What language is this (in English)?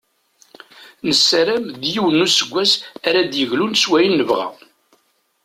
Kabyle